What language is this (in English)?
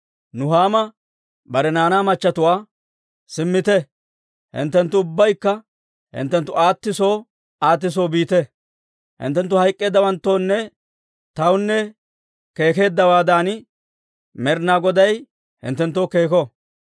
Dawro